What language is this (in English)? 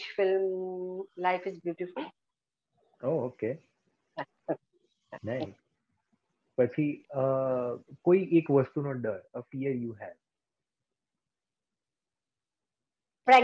Gujarati